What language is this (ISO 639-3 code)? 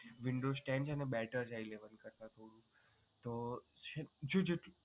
guj